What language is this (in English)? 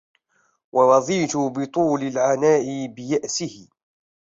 Arabic